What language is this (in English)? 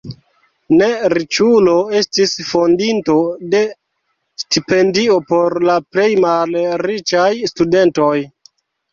Esperanto